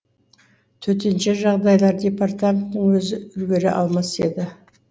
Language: Kazakh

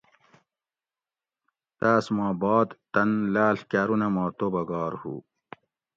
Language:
Gawri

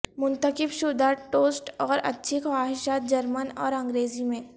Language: Urdu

